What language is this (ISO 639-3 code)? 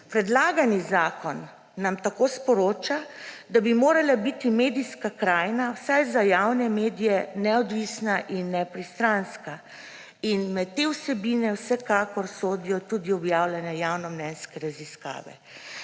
slv